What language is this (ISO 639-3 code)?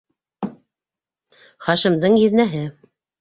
bak